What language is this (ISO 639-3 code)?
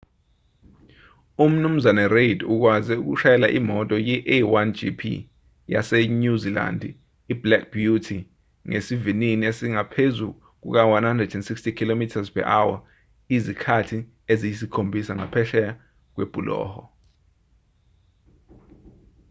zul